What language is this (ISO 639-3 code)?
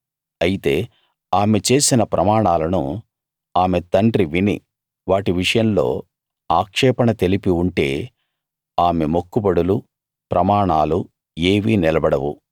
tel